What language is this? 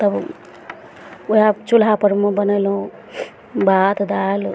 Maithili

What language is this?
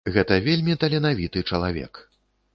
Belarusian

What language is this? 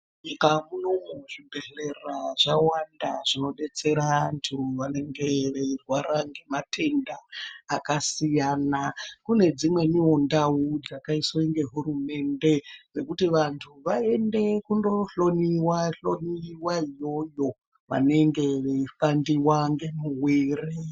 Ndau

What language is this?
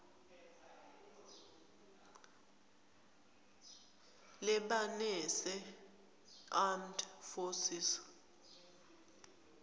Swati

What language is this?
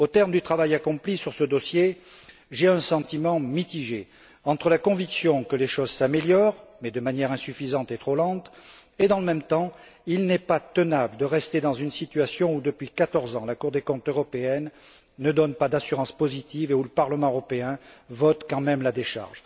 French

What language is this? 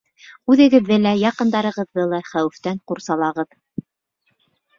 Bashkir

